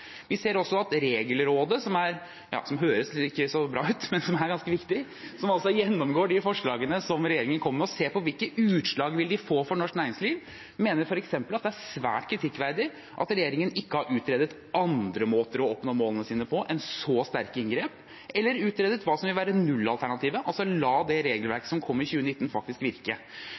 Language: Norwegian Bokmål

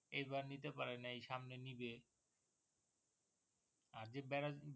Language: Bangla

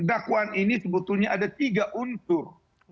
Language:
Indonesian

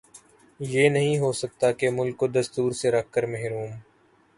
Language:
Urdu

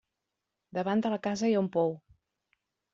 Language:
Catalan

